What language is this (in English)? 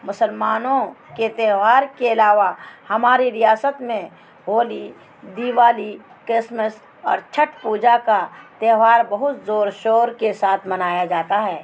Urdu